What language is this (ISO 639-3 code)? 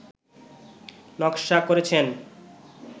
ben